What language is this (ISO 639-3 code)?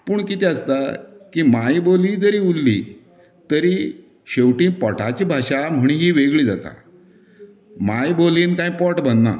kok